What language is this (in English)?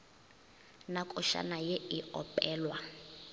Northern Sotho